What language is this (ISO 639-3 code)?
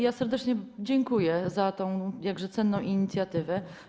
pol